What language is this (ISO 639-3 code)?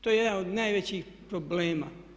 hrv